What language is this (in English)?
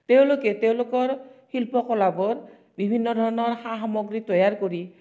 Assamese